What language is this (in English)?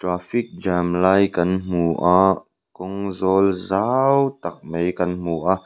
Mizo